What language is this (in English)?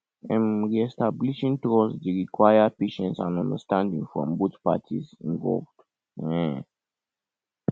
Nigerian Pidgin